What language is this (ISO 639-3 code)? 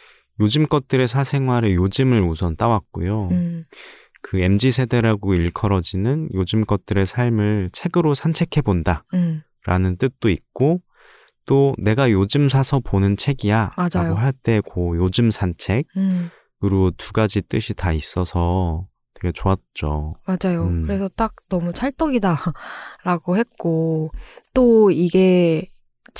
kor